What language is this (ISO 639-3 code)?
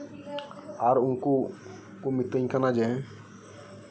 sat